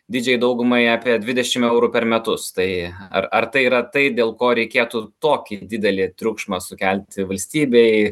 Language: Lithuanian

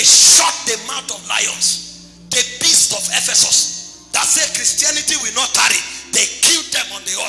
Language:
English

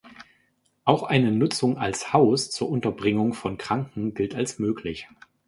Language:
German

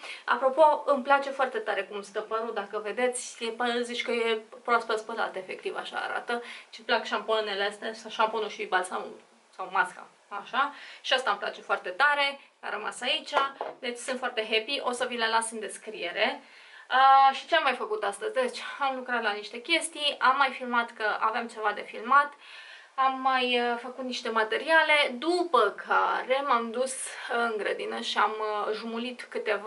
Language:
Romanian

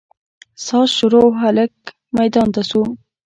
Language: Pashto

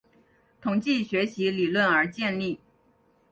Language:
Chinese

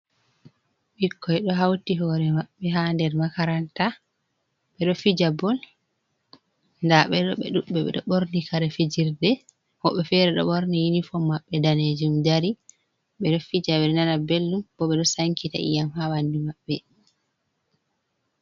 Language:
Fula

